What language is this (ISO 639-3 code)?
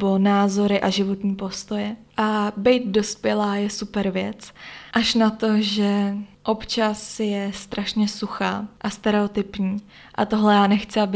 ces